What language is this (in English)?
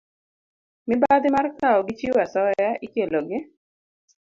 Luo (Kenya and Tanzania)